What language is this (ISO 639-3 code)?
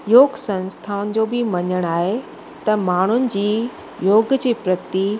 snd